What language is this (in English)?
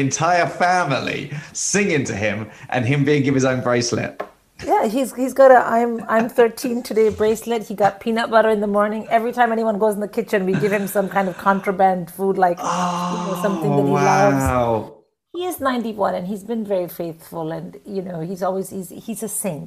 English